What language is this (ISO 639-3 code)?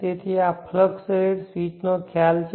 guj